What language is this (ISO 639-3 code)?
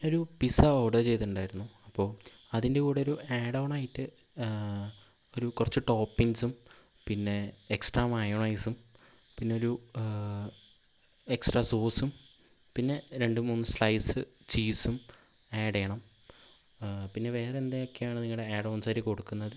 mal